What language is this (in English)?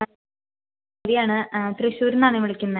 Malayalam